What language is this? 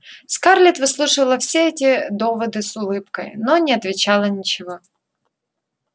Russian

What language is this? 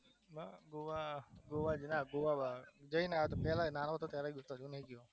Gujarati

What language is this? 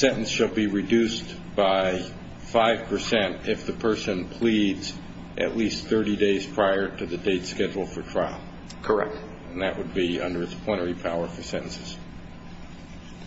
English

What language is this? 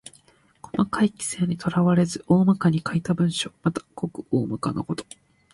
Japanese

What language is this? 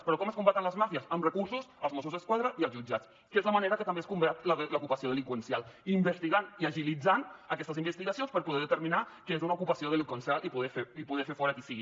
Catalan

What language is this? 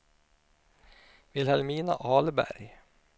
Swedish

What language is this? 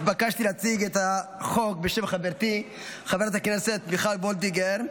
Hebrew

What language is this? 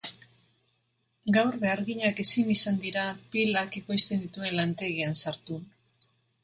Basque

